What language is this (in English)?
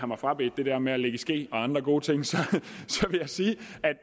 Danish